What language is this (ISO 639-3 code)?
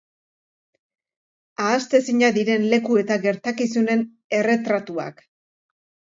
eus